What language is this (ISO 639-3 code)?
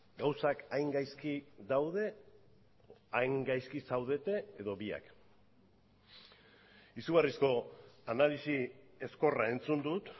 eus